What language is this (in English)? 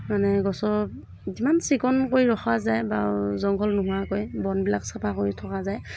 Assamese